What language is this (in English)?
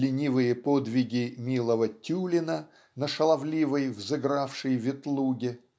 Russian